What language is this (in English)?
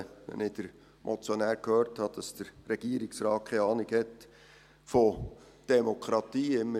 Swiss German